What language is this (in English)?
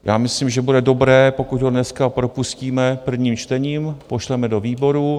Czech